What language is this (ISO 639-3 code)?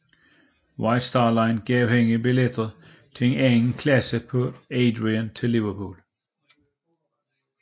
dan